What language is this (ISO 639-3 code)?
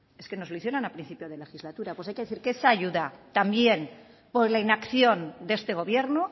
spa